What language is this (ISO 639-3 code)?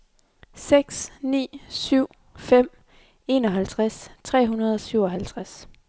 dan